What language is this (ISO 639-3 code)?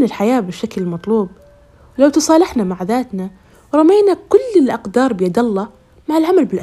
ara